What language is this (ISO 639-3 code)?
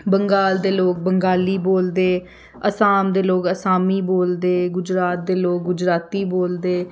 doi